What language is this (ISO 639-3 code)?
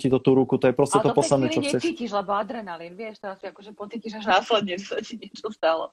slk